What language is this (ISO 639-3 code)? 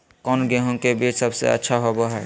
mag